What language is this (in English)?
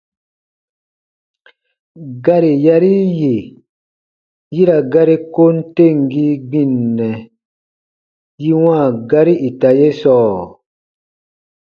Baatonum